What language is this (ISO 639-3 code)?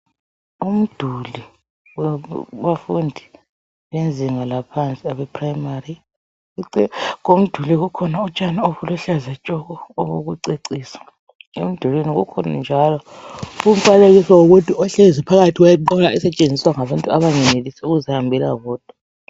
nde